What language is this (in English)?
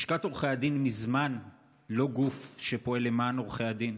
Hebrew